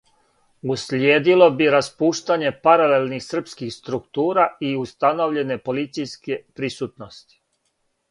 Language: Serbian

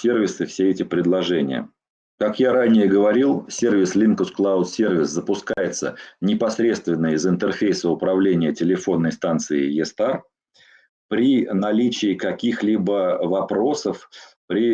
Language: Russian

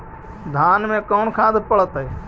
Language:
Magahi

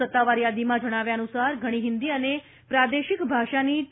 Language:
Gujarati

